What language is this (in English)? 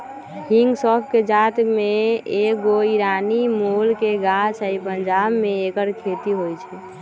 Magahi